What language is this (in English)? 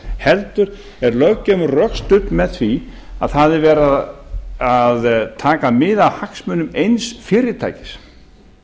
Icelandic